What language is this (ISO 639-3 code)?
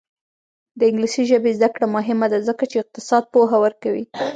pus